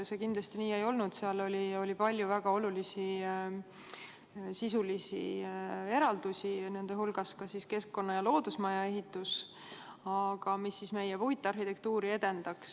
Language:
Estonian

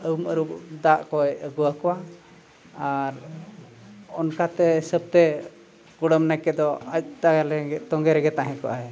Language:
Santali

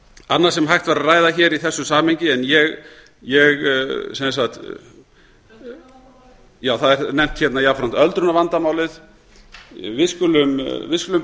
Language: Icelandic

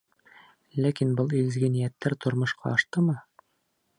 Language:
Bashkir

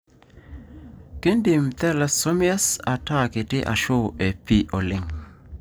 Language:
Masai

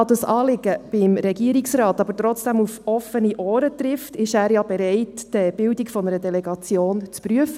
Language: Swiss German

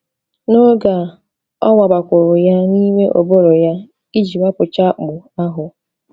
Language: Igbo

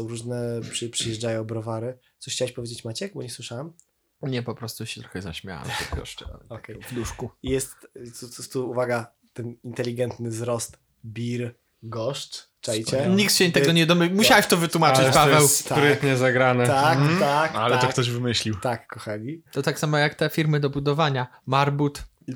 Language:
Polish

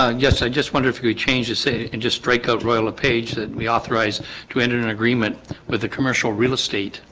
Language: English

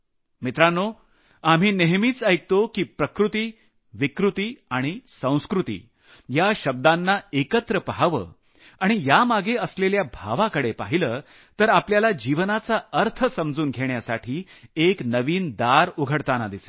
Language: Marathi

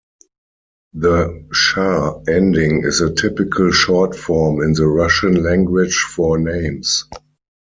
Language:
English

